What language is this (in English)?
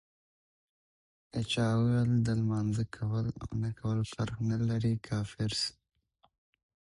Pashto